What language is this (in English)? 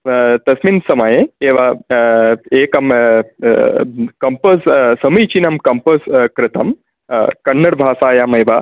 Sanskrit